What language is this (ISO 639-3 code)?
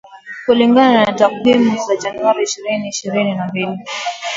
swa